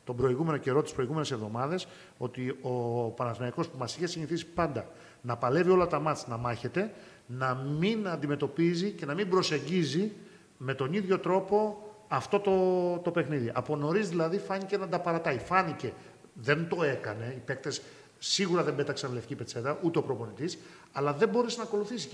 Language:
Greek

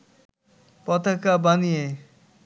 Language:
Bangla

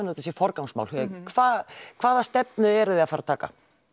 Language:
Icelandic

